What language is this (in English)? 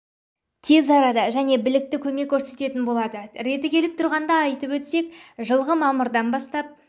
Kazakh